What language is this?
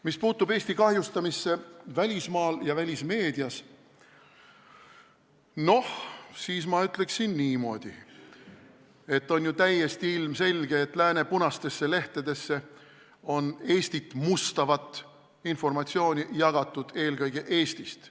Estonian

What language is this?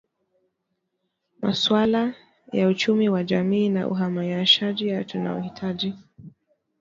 Swahili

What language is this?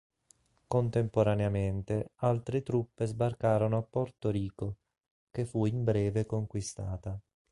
Italian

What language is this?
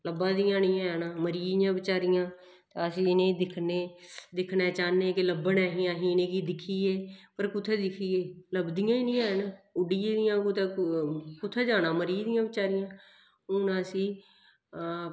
Dogri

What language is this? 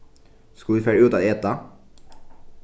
Faroese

